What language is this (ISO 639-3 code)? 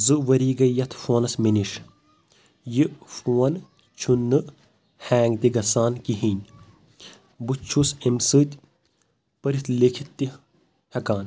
kas